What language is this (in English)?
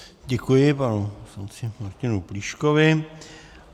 Czech